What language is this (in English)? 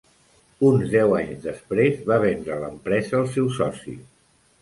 Catalan